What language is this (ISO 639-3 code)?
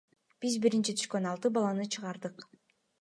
kir